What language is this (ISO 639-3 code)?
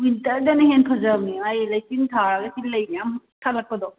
mni